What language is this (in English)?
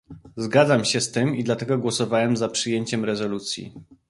Polish